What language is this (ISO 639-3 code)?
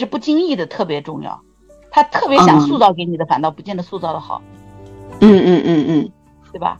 zho